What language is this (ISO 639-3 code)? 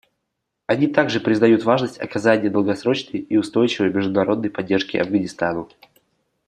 rus